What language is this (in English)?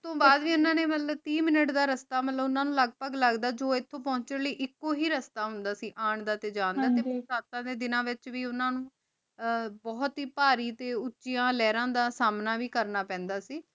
Punjabi